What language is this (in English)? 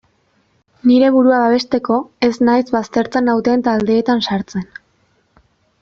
Basque